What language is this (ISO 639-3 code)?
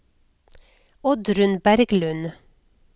nor